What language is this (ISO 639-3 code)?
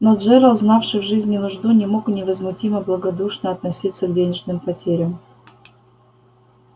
rus